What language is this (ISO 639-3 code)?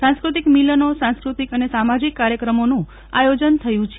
guj